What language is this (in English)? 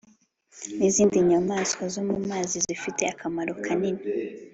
Kinyarwanda